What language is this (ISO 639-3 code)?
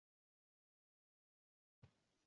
zho